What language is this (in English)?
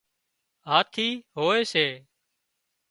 Wadiyara Koli